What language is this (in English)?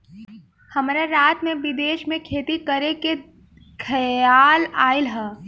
Bhojpuri